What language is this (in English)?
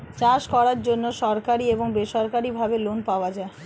Bangla